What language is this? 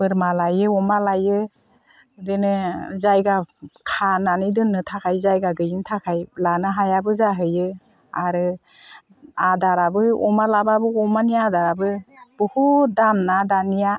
Bodo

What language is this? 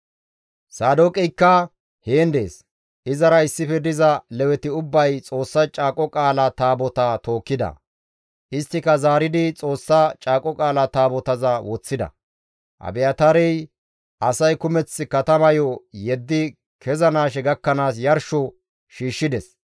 Gamo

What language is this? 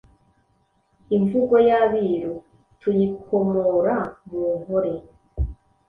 Kinyarwanda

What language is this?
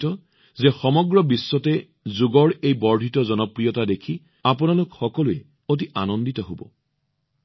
Assamese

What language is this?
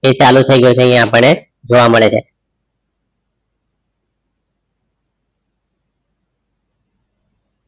Gujarati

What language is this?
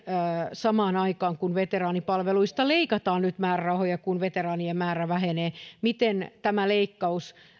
Finnish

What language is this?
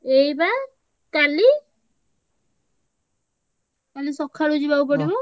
Odia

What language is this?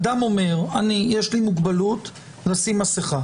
Hebrew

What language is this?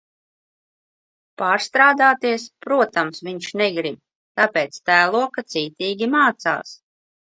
Latvian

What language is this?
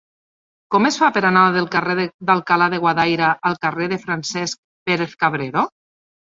Catalan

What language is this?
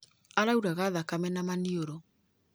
Kikuyu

